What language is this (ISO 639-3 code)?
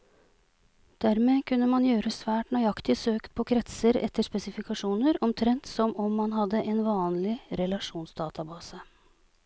nor